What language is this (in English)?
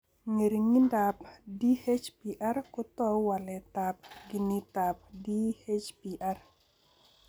Kalenjin